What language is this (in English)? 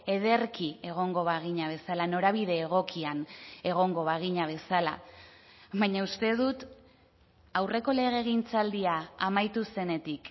Basque